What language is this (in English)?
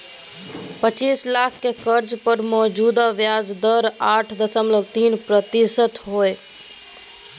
Magahi